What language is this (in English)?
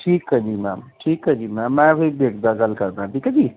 Punjabi